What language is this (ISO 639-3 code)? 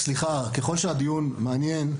heb